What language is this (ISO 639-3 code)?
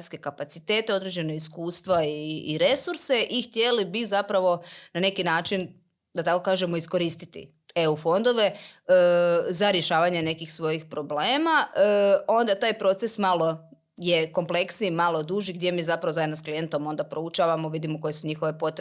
hrv